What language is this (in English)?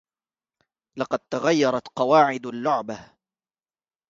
Arabic